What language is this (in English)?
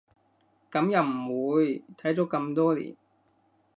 Cantonese